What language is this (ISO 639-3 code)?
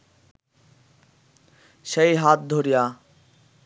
ben